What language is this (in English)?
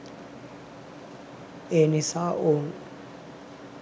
Sinhala